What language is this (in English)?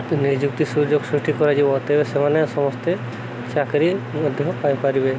Odia